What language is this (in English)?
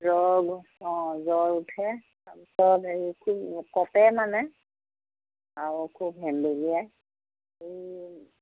Assamese